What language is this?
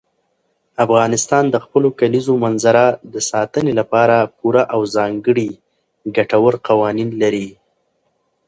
Pashto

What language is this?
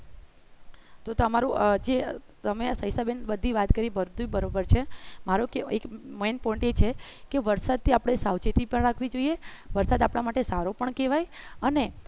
Gujarati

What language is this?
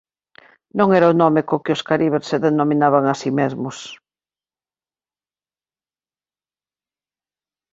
Galician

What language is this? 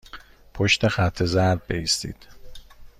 Persian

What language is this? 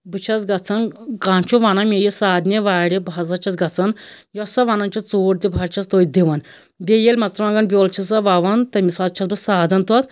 Kashmiri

